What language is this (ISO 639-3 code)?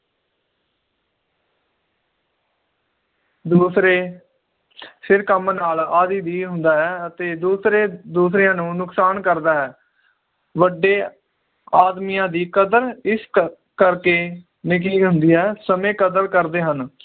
pan